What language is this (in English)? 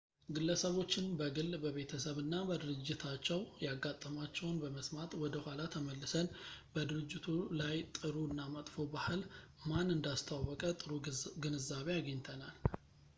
Amharic